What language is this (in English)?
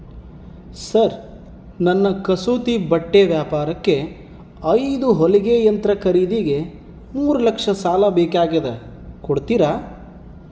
Kannada